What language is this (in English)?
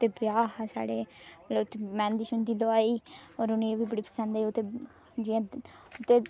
Dogri